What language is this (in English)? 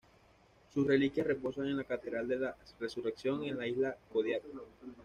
Spanish